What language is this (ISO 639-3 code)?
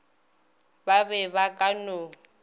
nso